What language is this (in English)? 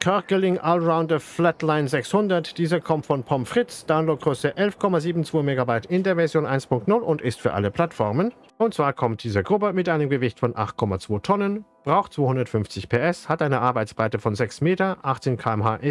German